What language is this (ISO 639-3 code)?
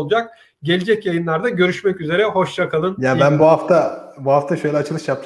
tur